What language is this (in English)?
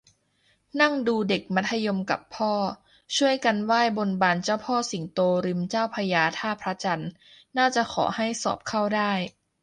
Thai